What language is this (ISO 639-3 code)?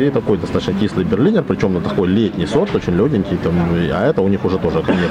rus